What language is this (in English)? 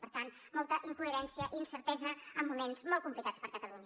Catalan